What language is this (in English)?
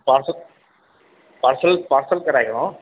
Sindhi